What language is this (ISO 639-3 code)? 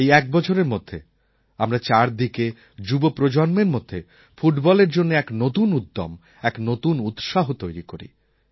ben